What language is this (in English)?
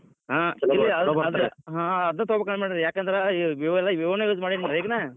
Kannada